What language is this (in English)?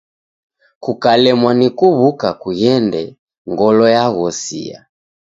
Taita